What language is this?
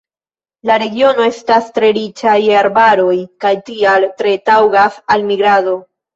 Esperanto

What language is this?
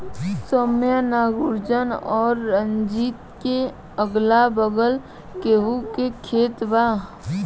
Bhojpuri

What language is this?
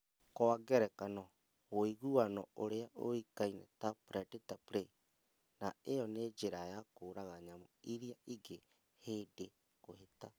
Kikuyu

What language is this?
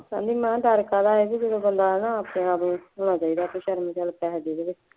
Punjabi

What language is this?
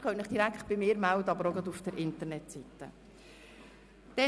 Swiss German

